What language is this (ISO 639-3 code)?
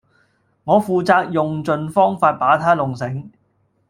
yue